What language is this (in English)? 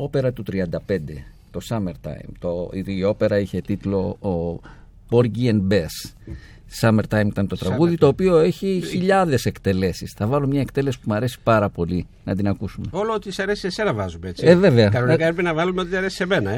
Greek